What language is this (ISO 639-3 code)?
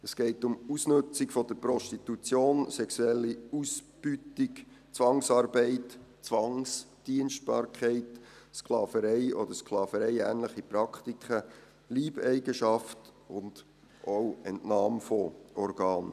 gsw